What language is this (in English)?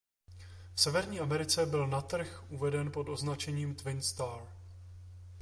Czech